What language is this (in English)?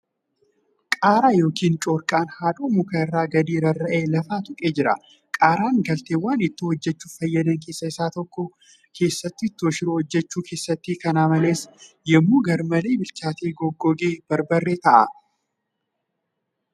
Oromo